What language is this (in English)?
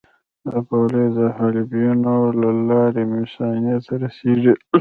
Pashto